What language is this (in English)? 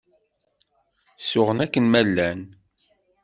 Kabyle